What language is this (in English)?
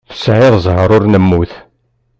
Kabyle